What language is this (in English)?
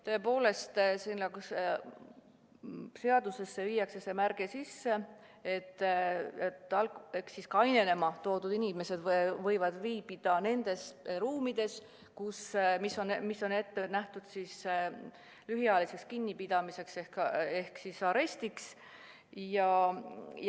Estonian